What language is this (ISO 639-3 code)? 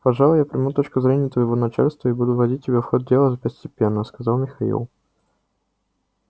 rus